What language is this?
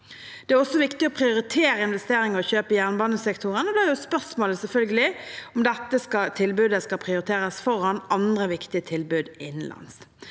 Norwegian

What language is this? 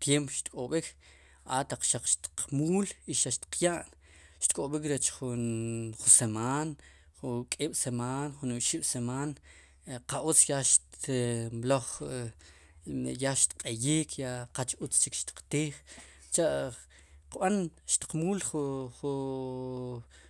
Sipacapense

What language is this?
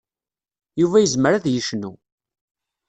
Kabyle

